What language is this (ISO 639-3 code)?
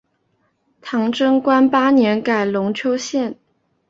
zho